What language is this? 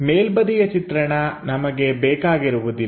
Kannada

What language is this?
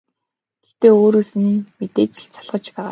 Mongolian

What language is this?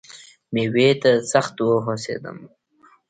Pashto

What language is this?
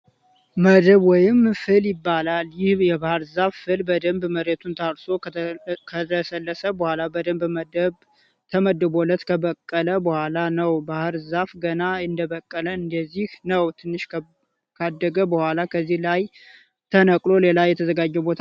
Amharic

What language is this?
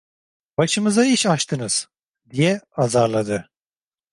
Turkish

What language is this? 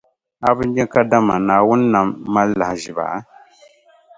Dagbani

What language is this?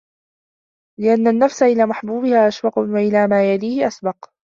Arabic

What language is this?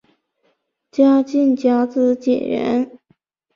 Chinese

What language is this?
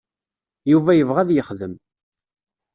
Kabyle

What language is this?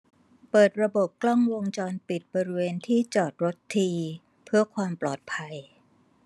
Thai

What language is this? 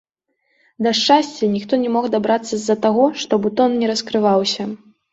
Belarusian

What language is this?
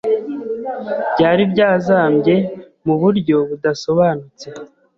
Kinyarwanda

